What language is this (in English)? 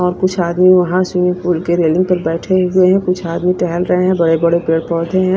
Hindi